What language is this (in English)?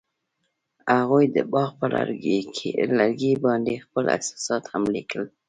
Pashto